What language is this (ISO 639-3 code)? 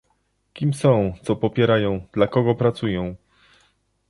pol